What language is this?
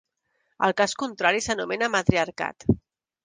Catalan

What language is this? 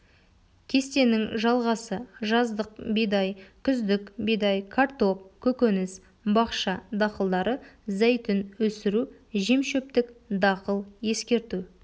Kazakh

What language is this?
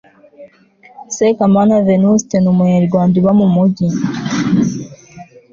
Kinyarwanda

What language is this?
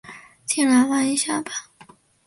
Chinese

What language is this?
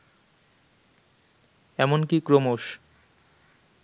Bangla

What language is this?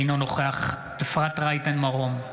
Hebrew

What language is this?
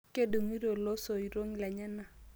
Masai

